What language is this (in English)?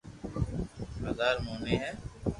Loarki